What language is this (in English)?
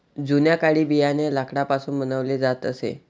Marathi